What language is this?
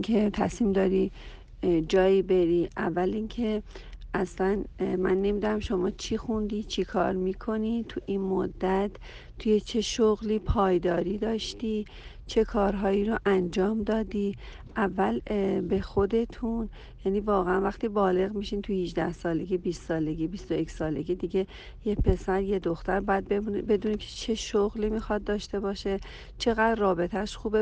Persian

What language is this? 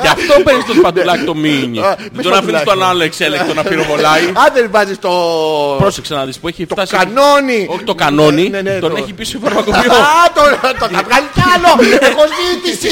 Greek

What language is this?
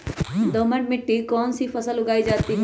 Magahi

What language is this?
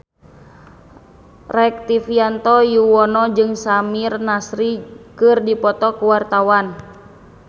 Sundanese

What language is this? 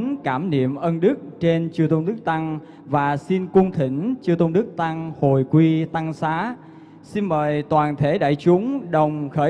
Vietnamese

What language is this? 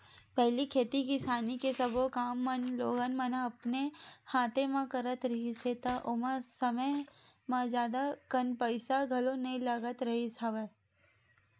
Chhattisgarhi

